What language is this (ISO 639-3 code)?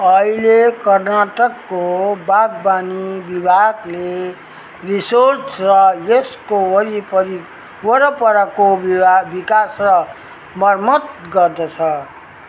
nep